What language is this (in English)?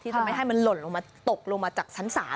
Thai